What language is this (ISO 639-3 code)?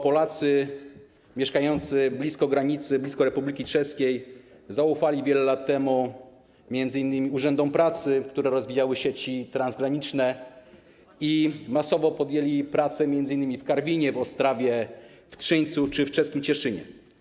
pol